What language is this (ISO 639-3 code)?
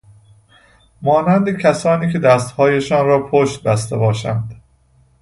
fas